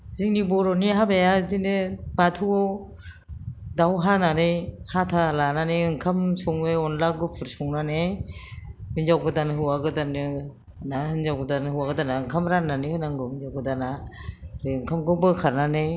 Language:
Bodo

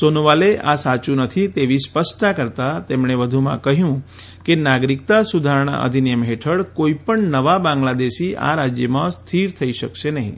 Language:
Gujarati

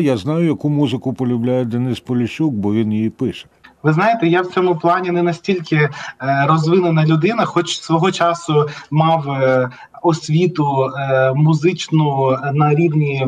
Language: Ukrainian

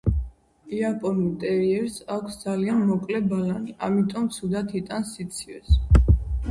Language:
Georgian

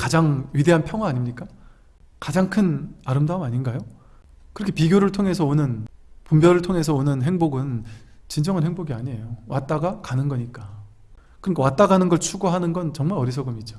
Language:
Korean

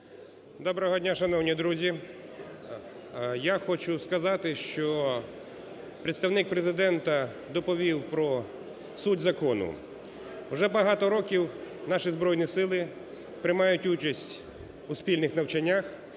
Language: Ukrainian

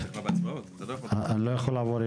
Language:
Hebrew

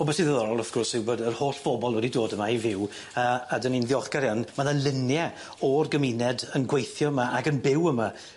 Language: Welsh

